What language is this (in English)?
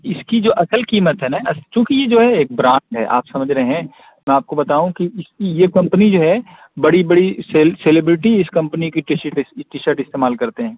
Urdu